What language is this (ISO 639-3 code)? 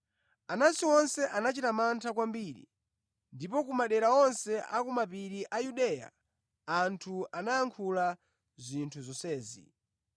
nya